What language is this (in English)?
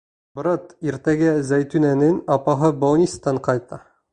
Bashkir